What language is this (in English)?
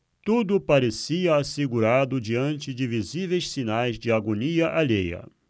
Portuguese